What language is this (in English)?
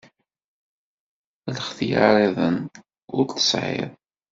Kabyle